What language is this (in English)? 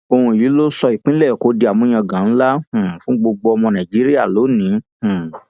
Yoruba